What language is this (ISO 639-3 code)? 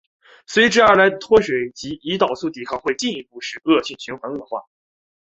zho